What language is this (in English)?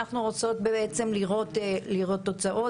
Hebrew